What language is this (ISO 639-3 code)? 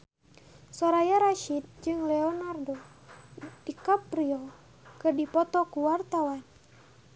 sun